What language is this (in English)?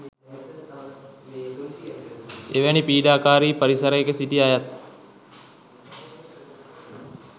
Sinhala